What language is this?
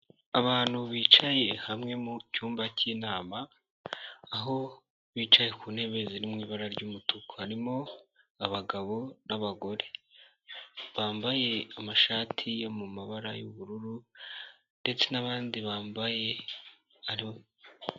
Kinyarwanda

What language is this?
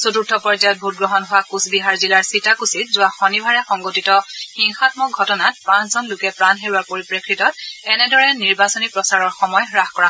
Assamese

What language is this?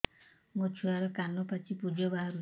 Odia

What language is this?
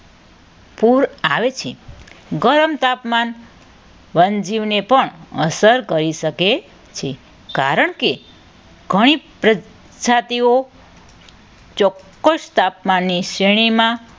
Gujarati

